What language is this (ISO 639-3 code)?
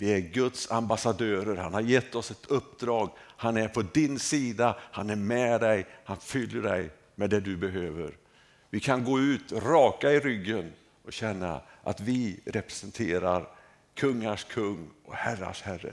swe